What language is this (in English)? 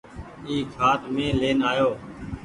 Goaria